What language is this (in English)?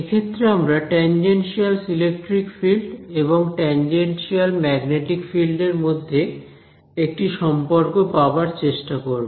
Bangla